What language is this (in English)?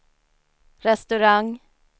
Swedish